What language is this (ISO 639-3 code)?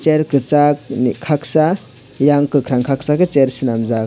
trp